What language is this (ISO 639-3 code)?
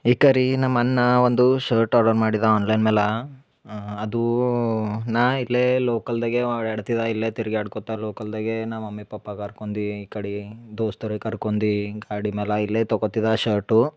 kan